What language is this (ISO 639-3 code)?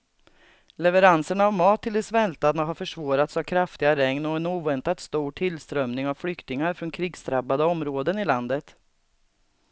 swe